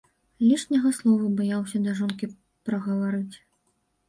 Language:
Belarusian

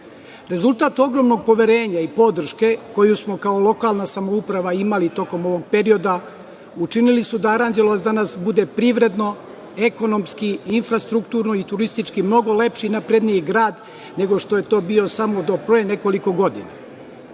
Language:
Serbian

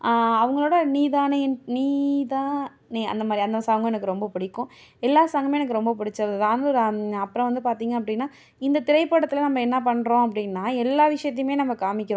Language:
Tamil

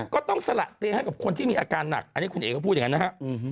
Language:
Thai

